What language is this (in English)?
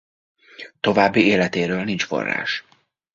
Hungarian